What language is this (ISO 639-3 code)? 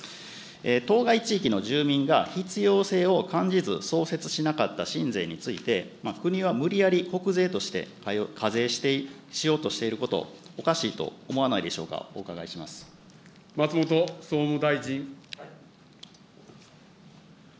jpn